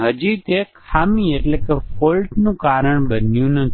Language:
Gujarati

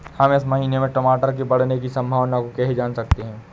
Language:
Hindi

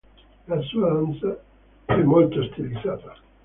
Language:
Italian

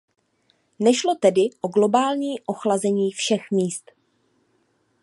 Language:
Czech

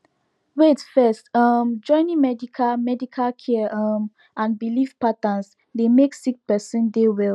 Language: Nigerian Pidgin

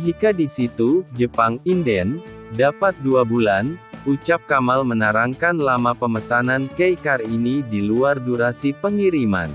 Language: Indonesian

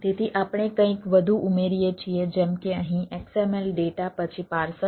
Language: Gujarati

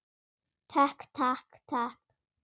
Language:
Icelandic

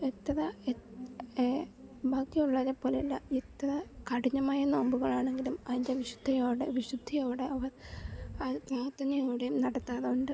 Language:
Malayalam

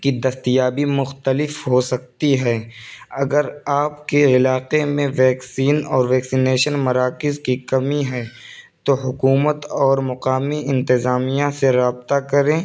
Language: Urdu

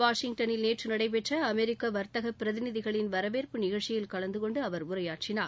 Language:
Tamil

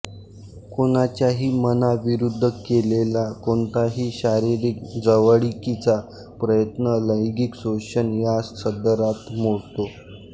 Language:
Marathi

